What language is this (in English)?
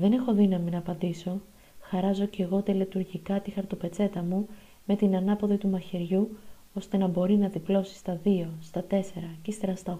Greek